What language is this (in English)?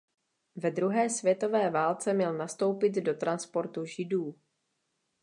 Czech